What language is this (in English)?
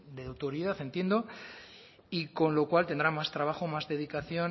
Spanish